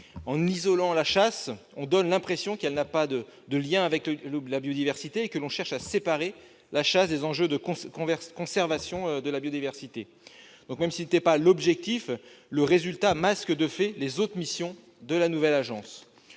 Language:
French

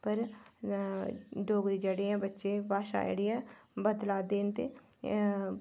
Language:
Dogri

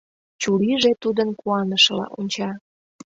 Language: Mari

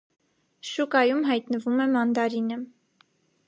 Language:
Armenian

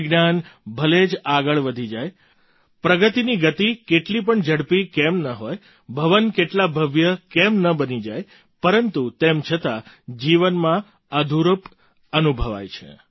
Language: Gujarati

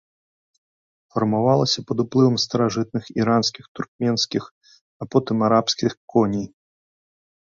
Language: Belarusian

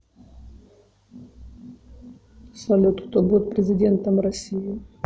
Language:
Russian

